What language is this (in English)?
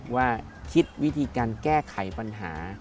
Thai